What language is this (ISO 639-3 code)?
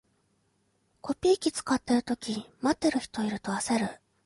jpn